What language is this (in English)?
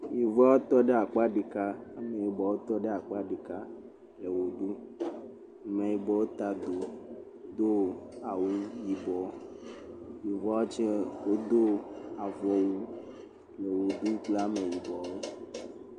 Ewe